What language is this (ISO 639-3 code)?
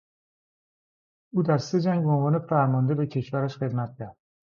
fas